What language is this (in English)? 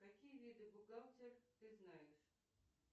Russian